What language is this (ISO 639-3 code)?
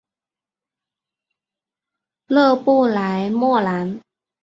zho